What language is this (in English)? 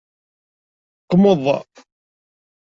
Kabyle